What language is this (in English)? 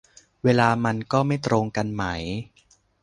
Thai